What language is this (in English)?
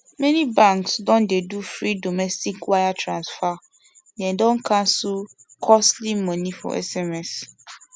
Nigerian Pidgin